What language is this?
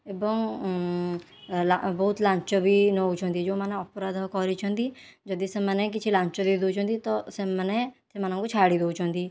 Odia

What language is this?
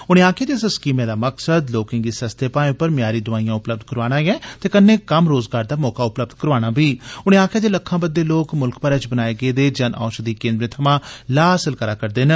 Dogri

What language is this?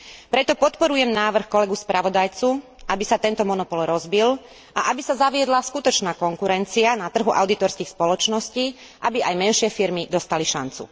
Slovak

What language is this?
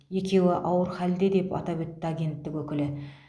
Kazakh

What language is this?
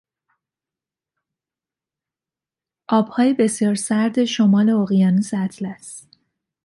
Persian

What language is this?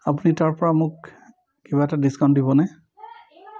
Assamese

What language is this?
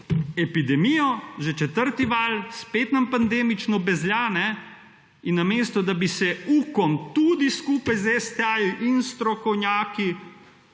Slovenian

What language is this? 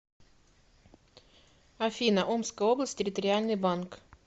Russian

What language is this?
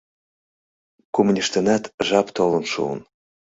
Mari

